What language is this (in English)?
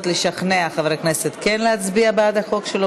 Hebrew